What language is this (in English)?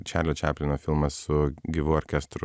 Lithuanian